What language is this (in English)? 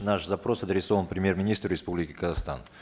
Kazakh